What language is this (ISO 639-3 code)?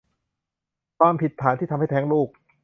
tha